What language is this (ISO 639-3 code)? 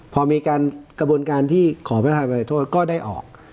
tha